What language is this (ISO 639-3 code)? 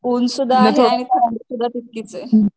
mar